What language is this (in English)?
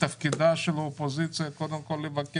Hebrew